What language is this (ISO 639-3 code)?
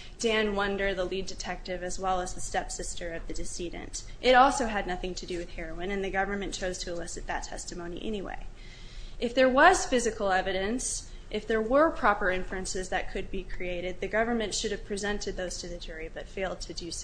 eng